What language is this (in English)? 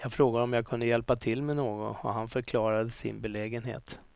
Swedish